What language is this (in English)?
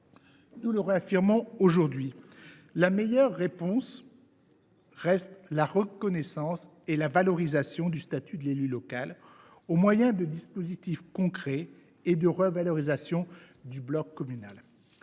French